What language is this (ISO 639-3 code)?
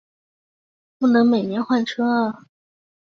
zho